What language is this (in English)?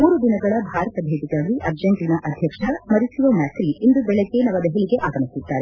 Kannada